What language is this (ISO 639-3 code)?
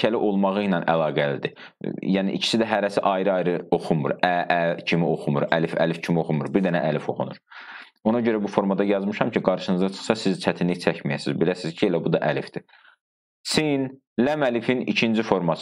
tur